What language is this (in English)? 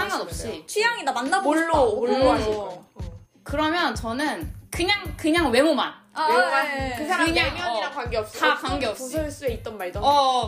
Korean